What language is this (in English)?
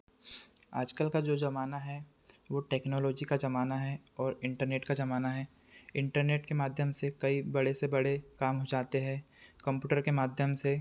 Hindi